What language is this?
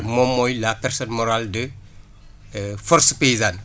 Wolof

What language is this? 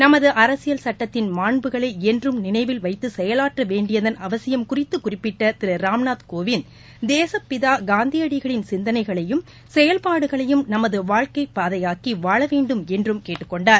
Tamil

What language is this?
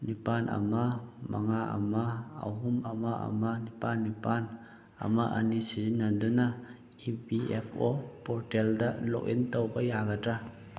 Manipuri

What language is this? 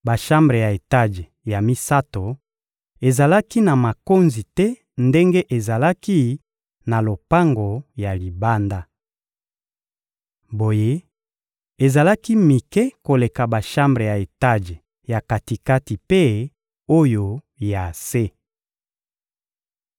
Lingala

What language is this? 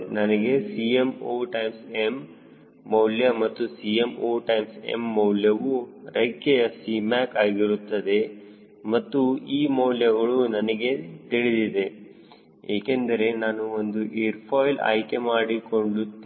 Kannada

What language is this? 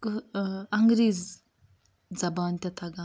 Kashmiri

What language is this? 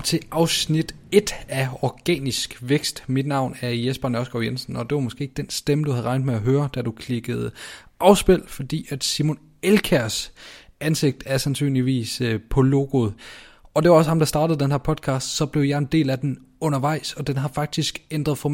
Danish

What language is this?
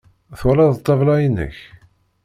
Kabyle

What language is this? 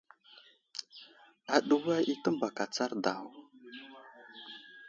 Wuzlam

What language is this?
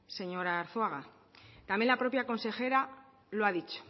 Spanish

